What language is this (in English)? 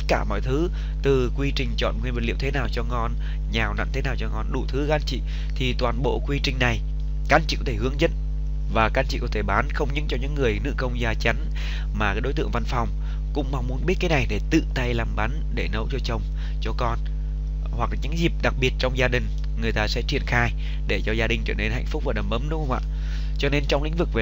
Vietnamese